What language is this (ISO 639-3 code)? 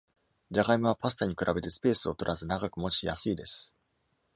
jpn